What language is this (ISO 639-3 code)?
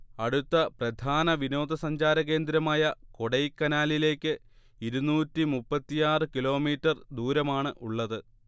mal